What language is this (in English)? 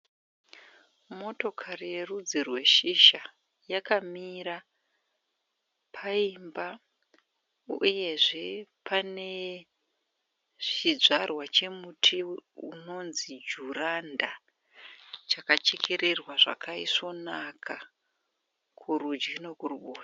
Shona